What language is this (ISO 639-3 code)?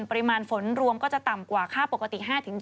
tha